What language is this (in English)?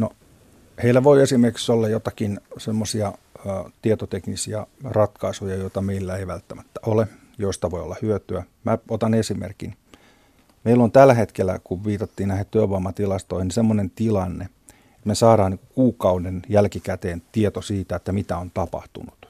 Finnish